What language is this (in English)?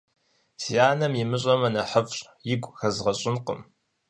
Kabardian